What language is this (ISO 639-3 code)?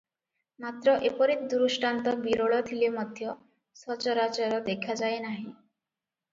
ori